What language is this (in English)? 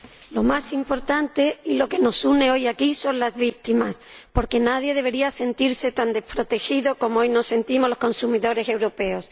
Spanish